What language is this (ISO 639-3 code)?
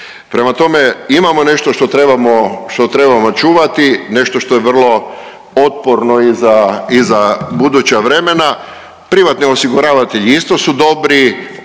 hrv